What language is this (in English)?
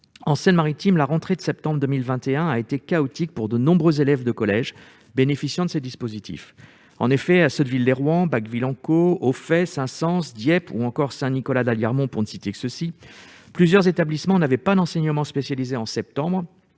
French